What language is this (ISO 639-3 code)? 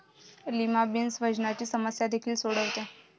mar